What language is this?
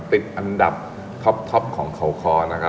Thai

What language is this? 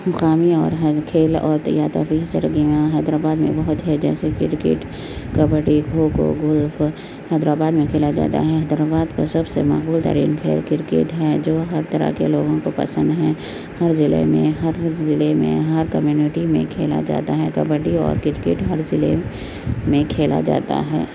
Urdu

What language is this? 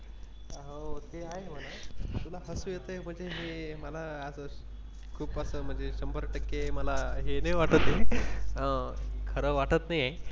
Marathi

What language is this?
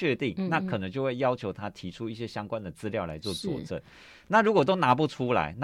Chinese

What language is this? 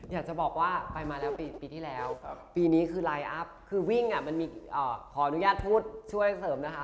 Thai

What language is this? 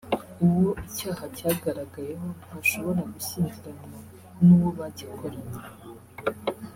Kinyarwanda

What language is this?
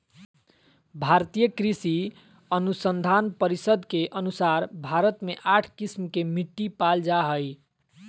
Magahi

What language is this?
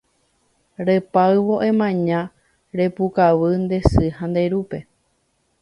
Guarani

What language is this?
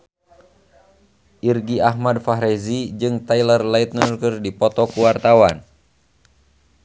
Sundanese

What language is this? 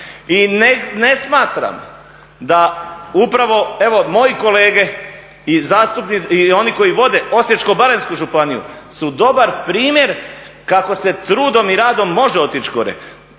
Croatian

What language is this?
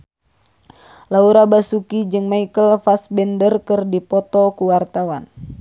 Sundanese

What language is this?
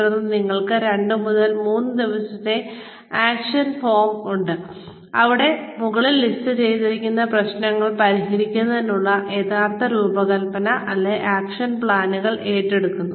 Malayalam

